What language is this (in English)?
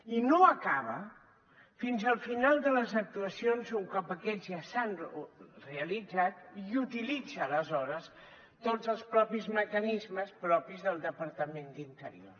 Catalan